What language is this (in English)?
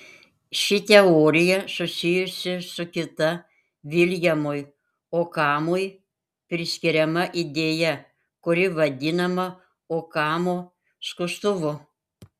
Lithuanian